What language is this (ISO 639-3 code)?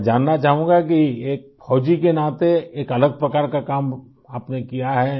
urd